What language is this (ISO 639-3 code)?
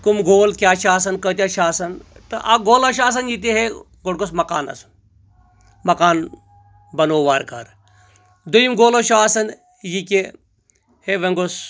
kas